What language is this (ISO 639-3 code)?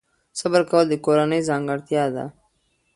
pus